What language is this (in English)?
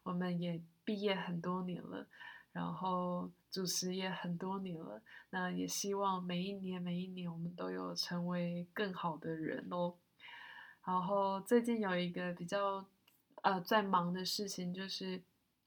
Chinese